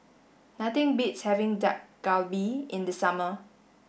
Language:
English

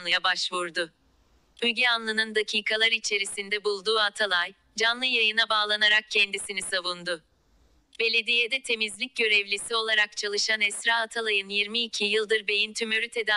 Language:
Turkish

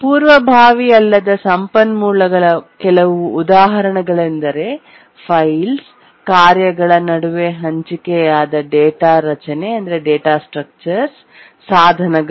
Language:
Kannada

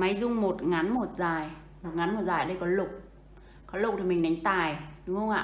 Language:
Vietnamese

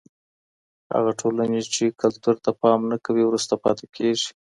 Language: Pashto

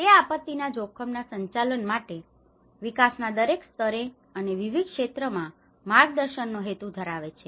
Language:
Gujarati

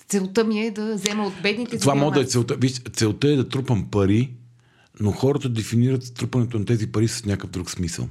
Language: Bulgarian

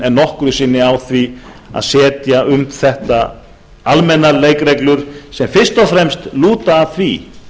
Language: Icelandic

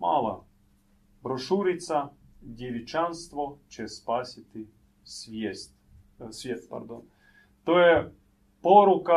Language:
Croatian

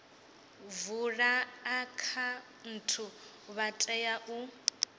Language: Venda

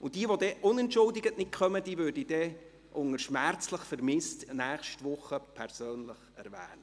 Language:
Swiss German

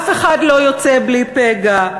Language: Hebrew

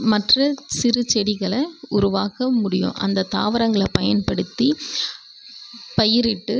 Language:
Tamil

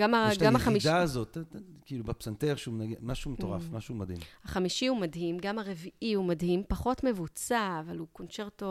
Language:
Hebrew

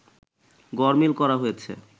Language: Bangla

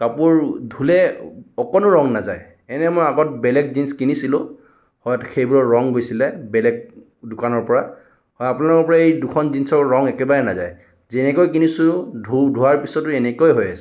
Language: Assamese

